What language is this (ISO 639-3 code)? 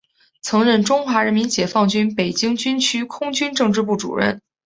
zho